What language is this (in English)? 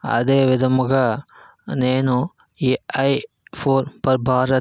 Telugu